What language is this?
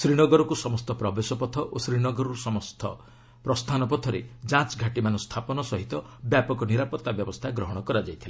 Odia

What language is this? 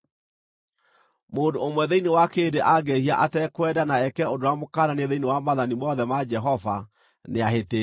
Kikuyu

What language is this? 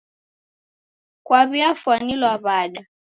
Taita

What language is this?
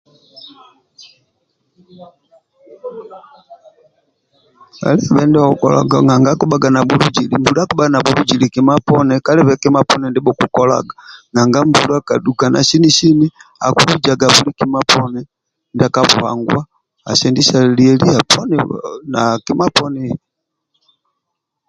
Amba (Uganda)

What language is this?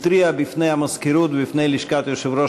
Hebrew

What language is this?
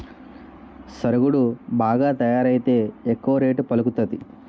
Telugu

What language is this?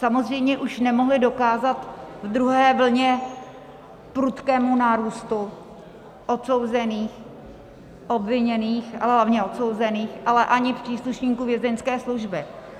Czech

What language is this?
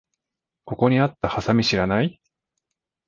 Japanese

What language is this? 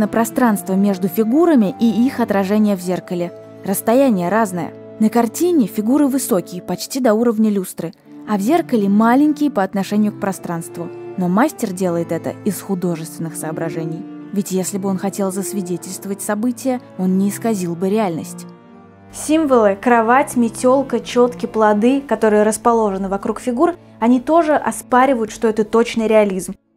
Russian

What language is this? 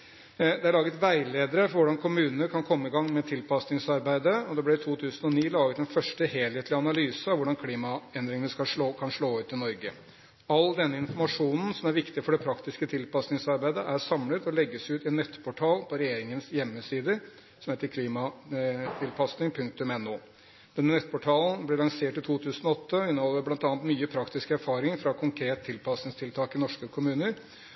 Norwegian Bokmål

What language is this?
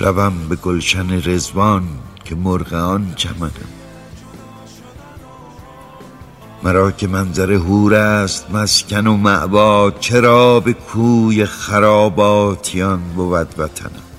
Persian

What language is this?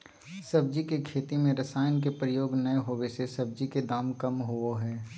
Magahi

